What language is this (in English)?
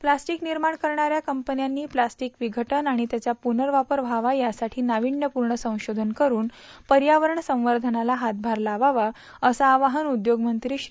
Marathi